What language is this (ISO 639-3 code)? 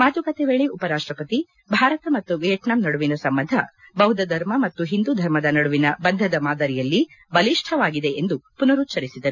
kan